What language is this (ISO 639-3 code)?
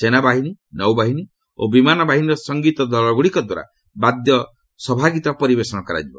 ori